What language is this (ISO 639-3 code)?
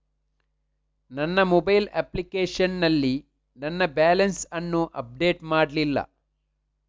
kan